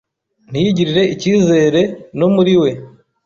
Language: Kinyarwanda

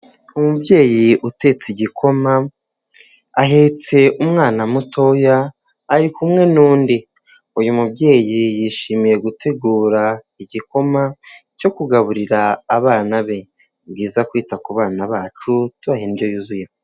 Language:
Kinyarwanda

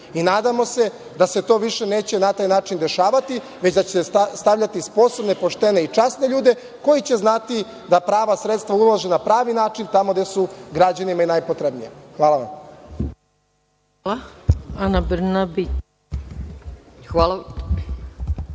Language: Serbian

